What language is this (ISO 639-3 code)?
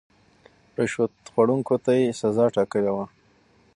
pus